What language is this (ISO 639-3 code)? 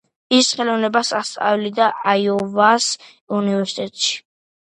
kat